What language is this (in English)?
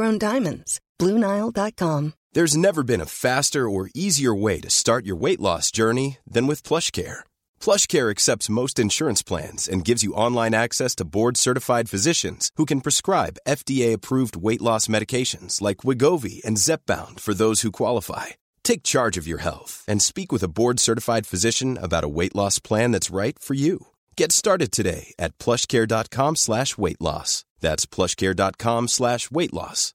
Swedish